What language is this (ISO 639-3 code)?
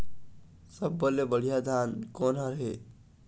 hne